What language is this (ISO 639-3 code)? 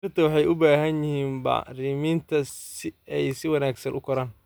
som